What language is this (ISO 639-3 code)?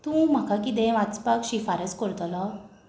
kok